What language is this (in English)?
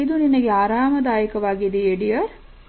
Kannada